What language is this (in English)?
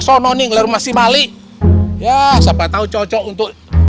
Indonesian